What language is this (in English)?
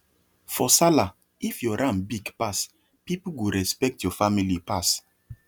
Nigerian Pidgin